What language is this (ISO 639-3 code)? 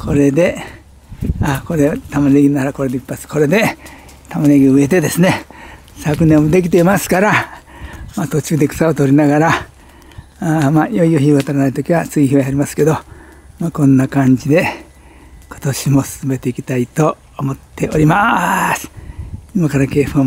jpn